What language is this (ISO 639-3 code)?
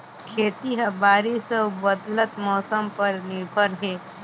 hne